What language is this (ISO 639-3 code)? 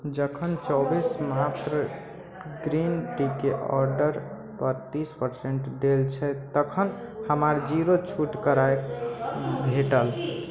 mai